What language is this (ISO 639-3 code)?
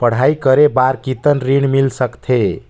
hne